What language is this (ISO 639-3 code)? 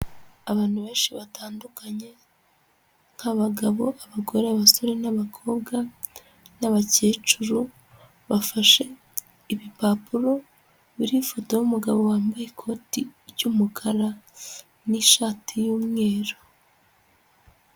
kin